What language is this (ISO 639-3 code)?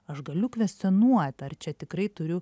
lit